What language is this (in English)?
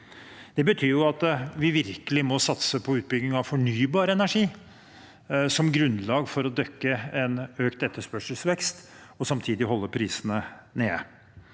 Norwegian